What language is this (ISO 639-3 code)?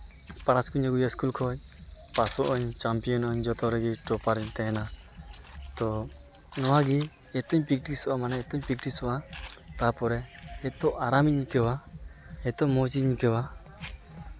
sat